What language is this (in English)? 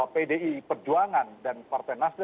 Indonesian